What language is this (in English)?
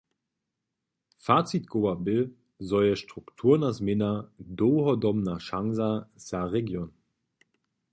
Upper Sorbian